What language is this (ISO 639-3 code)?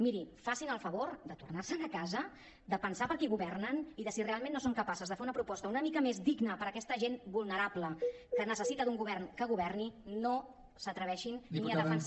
cat